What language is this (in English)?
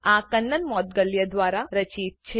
Gujarati